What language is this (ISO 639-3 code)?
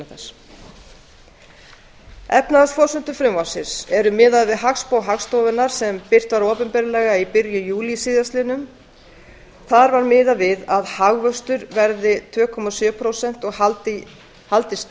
isl